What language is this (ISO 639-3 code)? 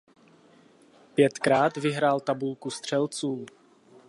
ces